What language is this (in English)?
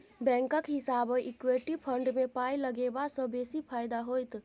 Maithili